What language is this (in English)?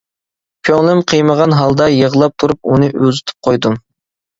Uyghur